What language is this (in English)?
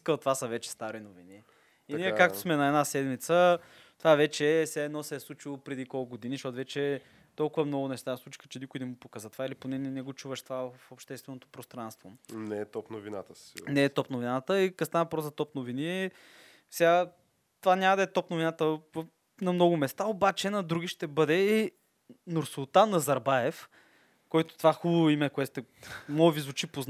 Bulgarian